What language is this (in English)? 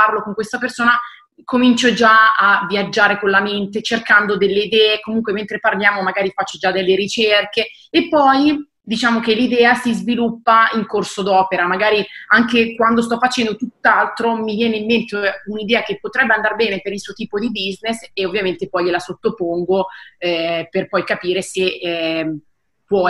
Italian